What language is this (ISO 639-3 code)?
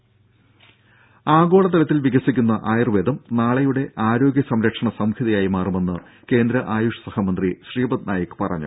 mal